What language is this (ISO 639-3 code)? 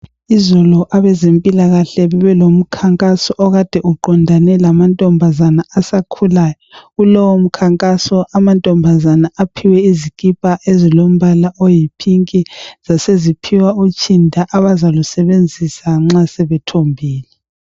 nde